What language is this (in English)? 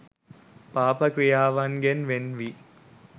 Sinhala